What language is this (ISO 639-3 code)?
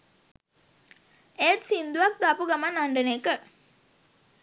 sin